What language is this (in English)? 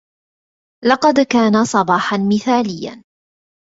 Arabic